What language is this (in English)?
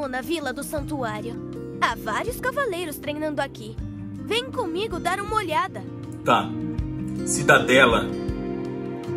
Portuguese